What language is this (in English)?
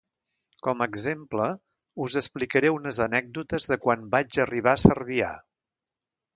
Catalan